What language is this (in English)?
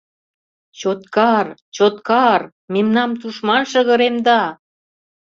Mari